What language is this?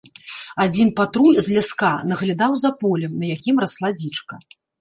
Belarusian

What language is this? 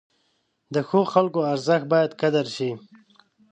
Pashto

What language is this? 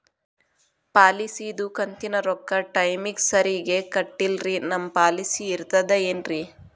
Kannada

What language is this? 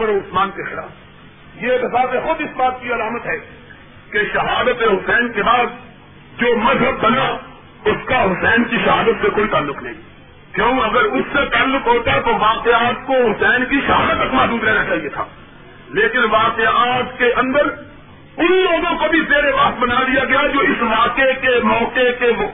Urdu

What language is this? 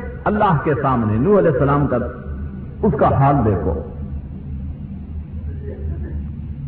Urdu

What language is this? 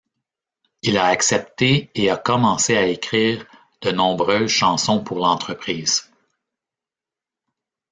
French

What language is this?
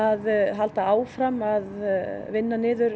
Icelandic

